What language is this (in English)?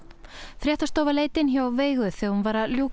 Icelandic